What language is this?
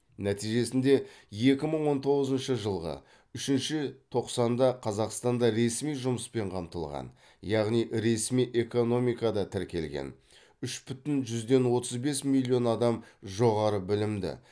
Kazakh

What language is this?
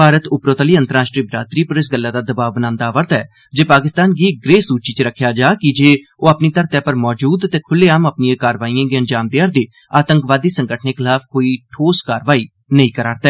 Dogri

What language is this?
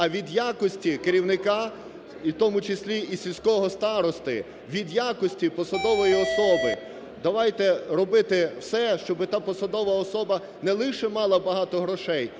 Ukrainian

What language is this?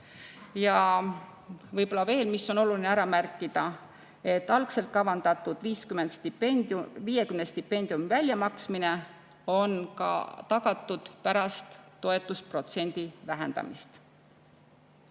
Estonian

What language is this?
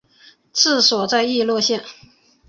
Chinese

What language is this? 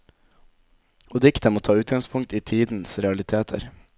Norwegian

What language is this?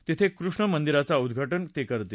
Marathi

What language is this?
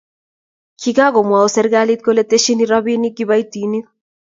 Kalenjin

